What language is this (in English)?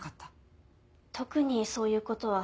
Japanese